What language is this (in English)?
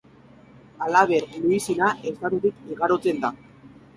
Basque